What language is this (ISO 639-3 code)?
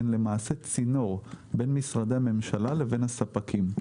heb